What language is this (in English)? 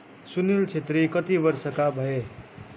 Nepali